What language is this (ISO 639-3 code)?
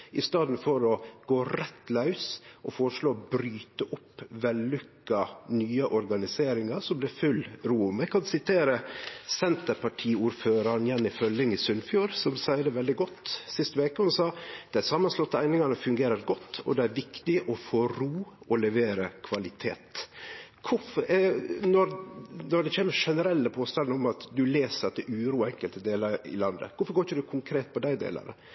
nno